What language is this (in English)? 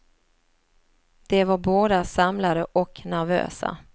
Swedish